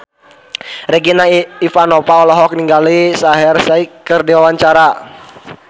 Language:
Sundanese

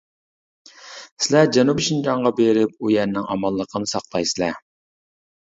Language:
Uyghur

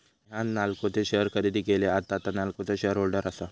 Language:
Marathi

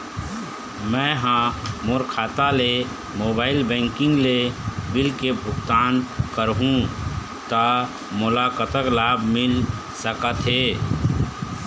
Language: Chhattisgarhi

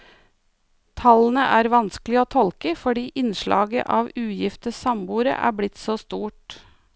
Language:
Norwegian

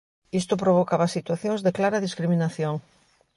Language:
Galician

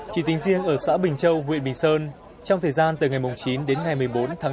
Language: Vietnamese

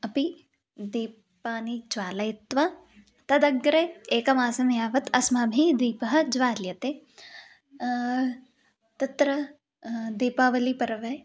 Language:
Sanskrit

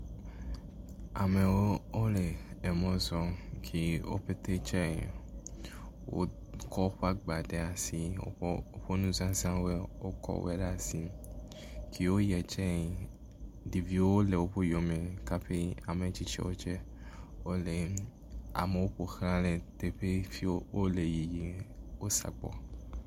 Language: Ewe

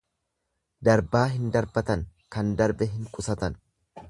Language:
Oromo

